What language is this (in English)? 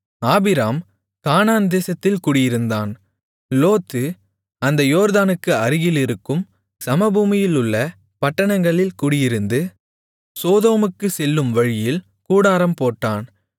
Tamil